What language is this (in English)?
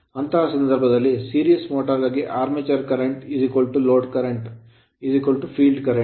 Kannada